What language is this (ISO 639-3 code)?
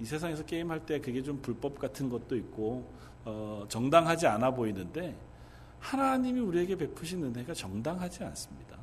kor